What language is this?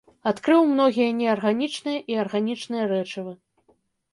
Belarusian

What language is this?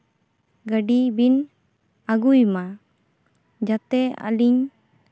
Santali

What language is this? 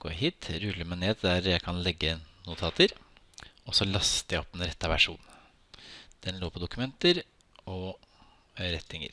French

